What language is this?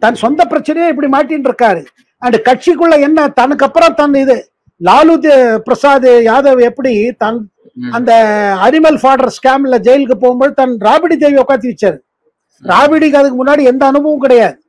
Tamil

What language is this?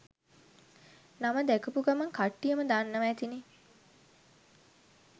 Sinhala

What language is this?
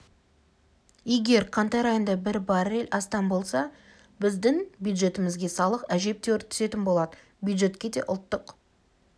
Kazakh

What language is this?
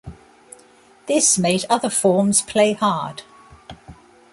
English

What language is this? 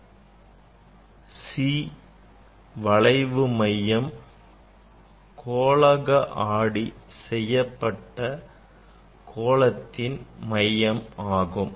Tamil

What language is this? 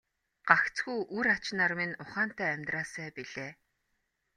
Mongolian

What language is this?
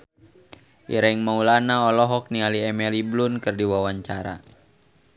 Sundanese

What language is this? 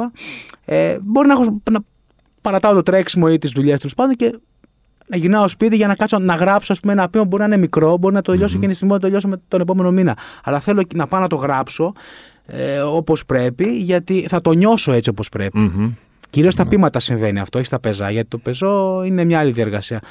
Greek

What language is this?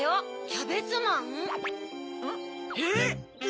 Japanese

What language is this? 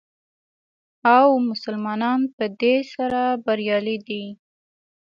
Pashto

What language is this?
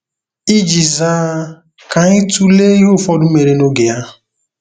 Igbo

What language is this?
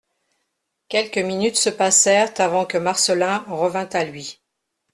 French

